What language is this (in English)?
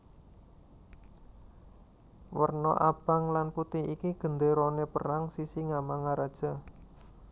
Javanese